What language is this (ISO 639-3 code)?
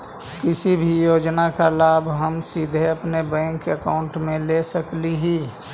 mag